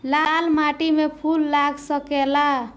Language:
Bhojpuri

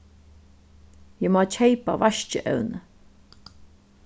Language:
Faroese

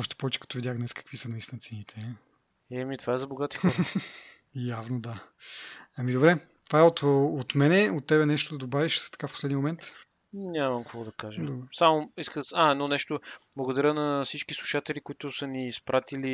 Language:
Bulgarian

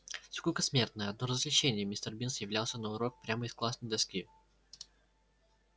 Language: Russian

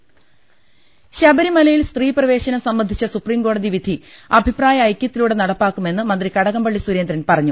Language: Malayalam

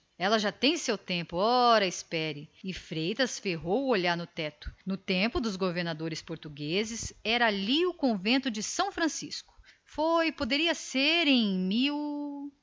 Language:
Portuguese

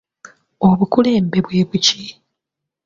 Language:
Ganda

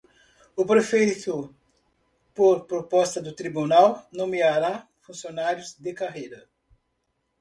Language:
Portuguese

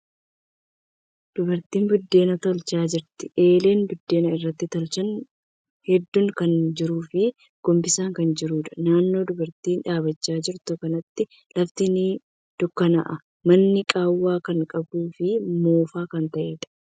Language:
Oromo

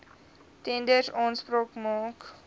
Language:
Afrikaans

